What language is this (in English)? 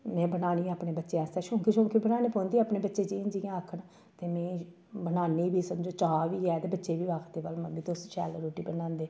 Dogri